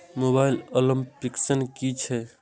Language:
Maithili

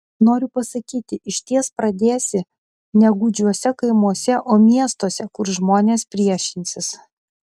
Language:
Lithuanian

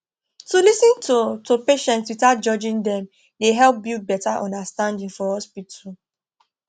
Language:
Nigerian Pidgin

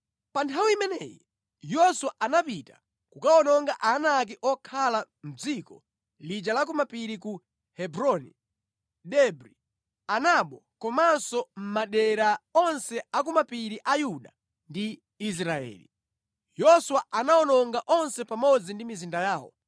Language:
Nyanja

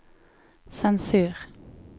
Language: Norwegian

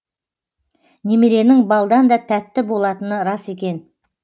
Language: Kazakh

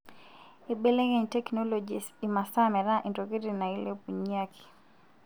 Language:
Masai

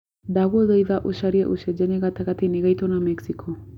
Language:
Kikuyu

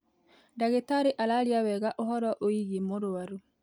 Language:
Kikuyu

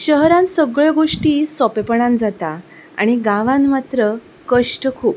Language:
Konkani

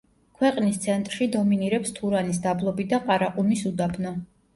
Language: Georgian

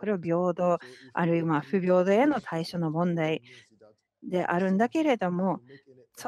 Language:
Japanese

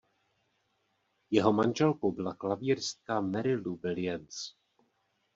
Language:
Czech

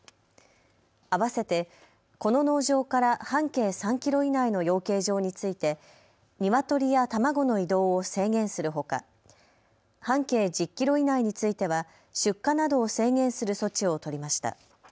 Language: Japanese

